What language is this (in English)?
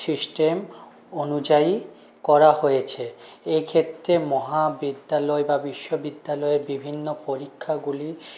Bangla